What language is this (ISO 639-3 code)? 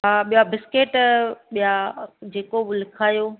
snd